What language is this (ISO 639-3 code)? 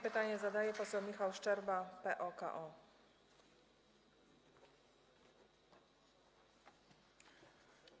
pol